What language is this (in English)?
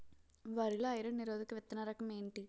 Telugu